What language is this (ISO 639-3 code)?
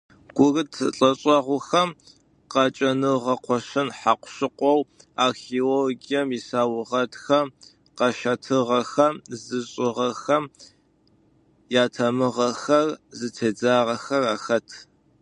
ady